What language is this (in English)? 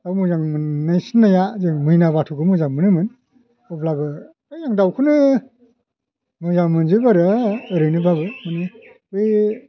Bodo